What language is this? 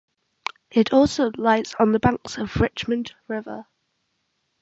English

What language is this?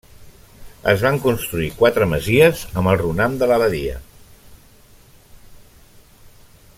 Catalan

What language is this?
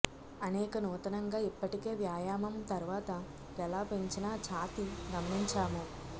Telugu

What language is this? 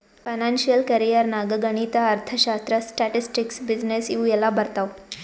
Kannada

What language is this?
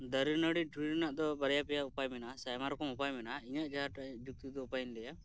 Santali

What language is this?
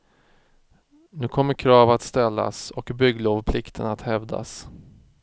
Swedish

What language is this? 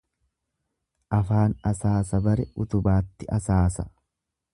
Oromo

